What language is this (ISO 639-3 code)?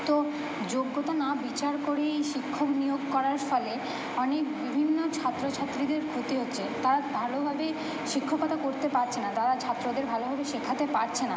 ben